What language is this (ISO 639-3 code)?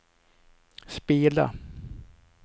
swe